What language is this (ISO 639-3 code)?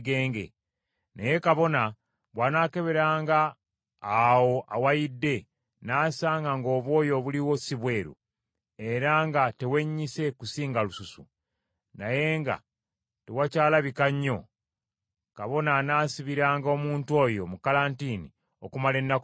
lug